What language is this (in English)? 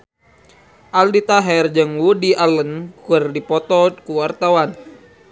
Sundanese